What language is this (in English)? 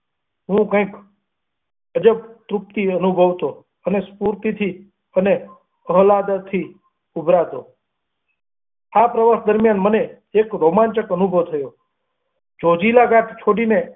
Gujarati